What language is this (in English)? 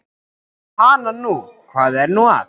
Icelandic